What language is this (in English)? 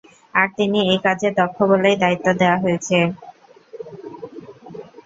Bangla